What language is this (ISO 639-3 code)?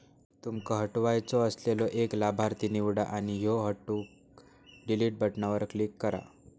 mar